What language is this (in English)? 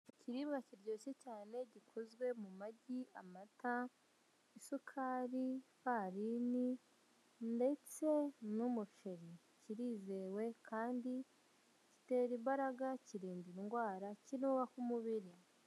Kinyarwanda